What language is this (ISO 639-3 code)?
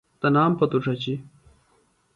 phl